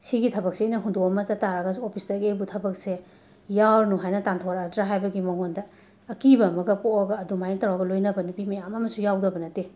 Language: Manipuri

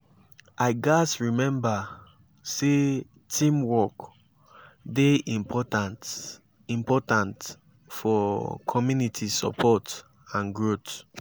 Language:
Nigerian Pidgin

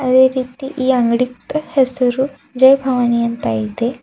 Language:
Kannada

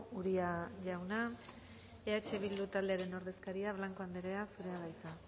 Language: Basque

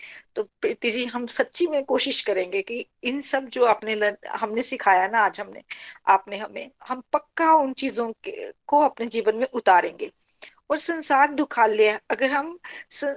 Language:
Hindi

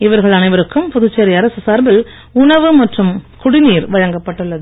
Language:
Tamil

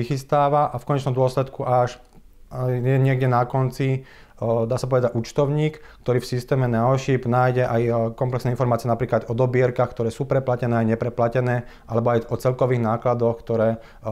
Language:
Slovak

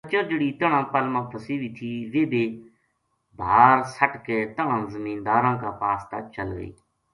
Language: Gujari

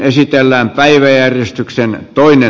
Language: Finnish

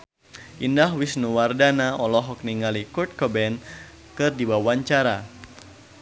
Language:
Sundanese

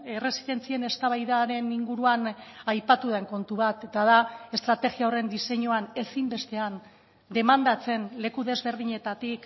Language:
Basque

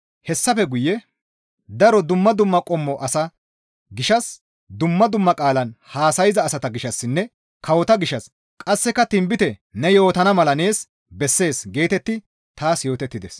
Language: Gamo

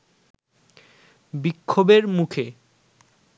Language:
Bangla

